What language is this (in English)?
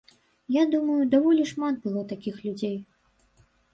Belarusian